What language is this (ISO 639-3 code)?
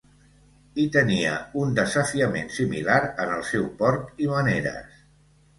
cat